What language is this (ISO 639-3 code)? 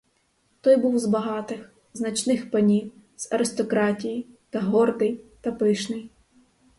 ukr